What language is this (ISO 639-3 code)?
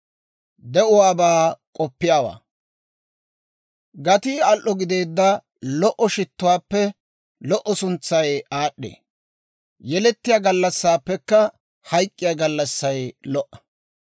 dwr